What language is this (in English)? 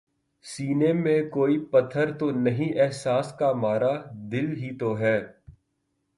Urdu